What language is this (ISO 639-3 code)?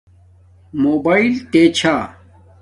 dmk